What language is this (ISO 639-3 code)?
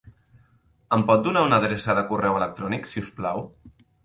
cat